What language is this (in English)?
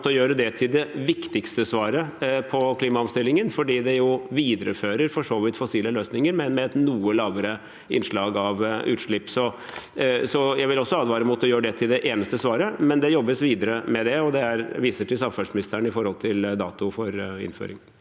Norwegian